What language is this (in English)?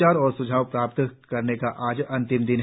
Hindi